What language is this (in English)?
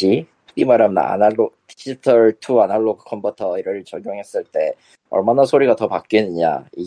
Korean